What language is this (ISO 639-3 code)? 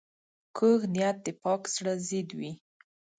pus